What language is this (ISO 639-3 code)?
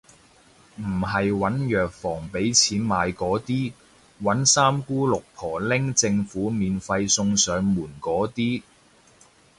yue